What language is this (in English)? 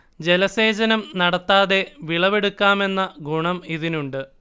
Malayalam